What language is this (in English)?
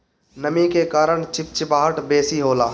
Bhojpuri